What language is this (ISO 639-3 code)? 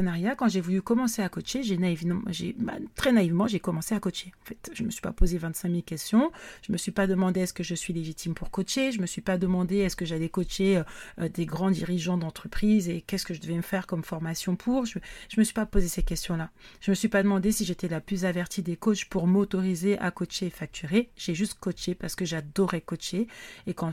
fra